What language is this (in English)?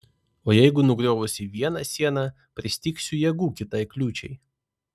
Lithuanian